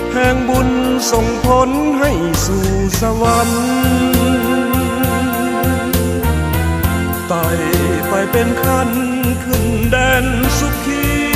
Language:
Thai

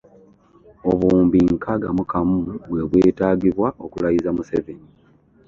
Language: Ganda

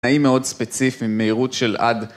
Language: Hebrew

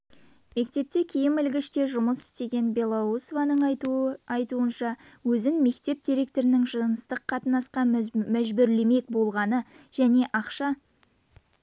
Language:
Kazakh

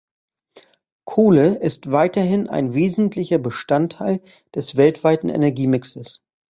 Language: German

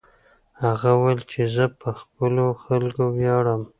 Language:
Pashto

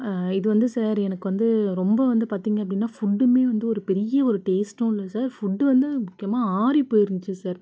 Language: Tamil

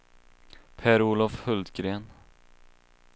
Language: Swedish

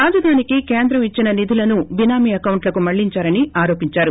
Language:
Telugu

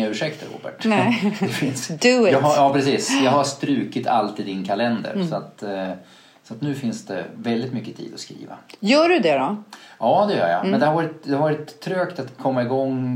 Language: Swedish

